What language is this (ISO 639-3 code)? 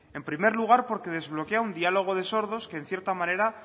spa